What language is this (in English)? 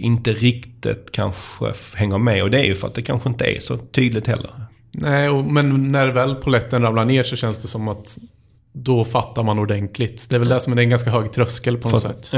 Swedish